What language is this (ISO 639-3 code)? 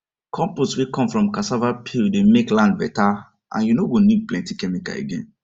pcm